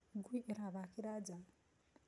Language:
Kikuyu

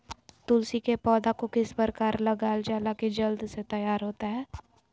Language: Magahi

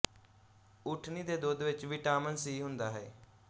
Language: Punjabi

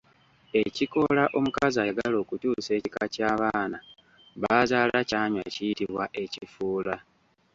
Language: Ganda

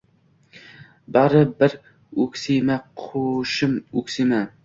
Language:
Uzbek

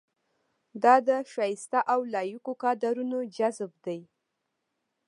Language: Pashto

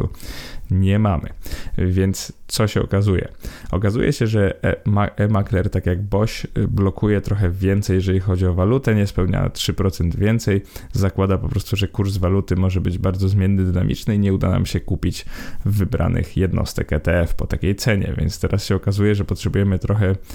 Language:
Polish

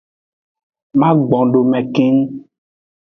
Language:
Aja (Benin)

